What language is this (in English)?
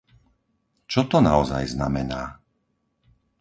Slovak